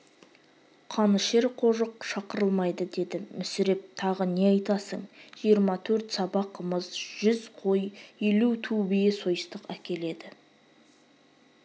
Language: Kazakh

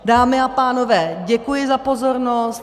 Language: Czech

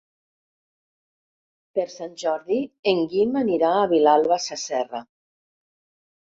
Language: Catalan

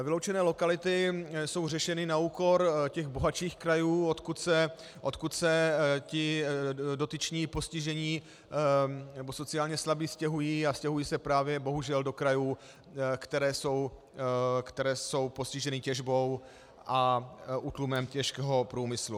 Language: Czech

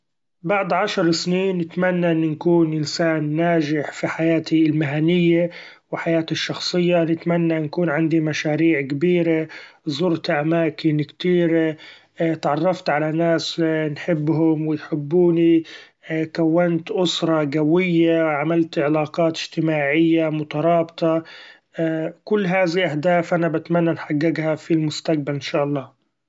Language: Gulf Arabic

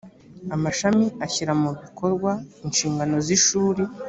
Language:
Kinyarwanda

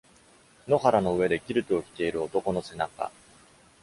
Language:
Japanese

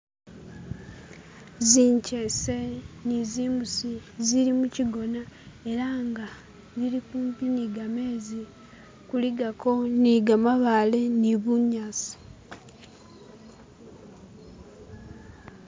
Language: Masaaba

